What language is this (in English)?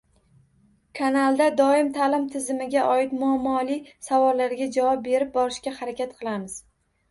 Uzbek